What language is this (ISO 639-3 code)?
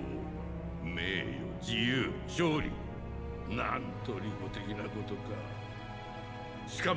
spa